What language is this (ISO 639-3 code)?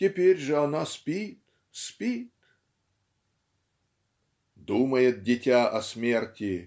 rus